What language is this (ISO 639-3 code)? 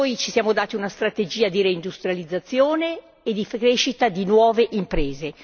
ita